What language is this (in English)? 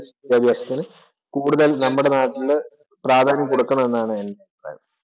Malayalam